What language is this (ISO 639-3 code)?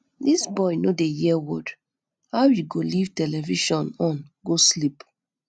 pcm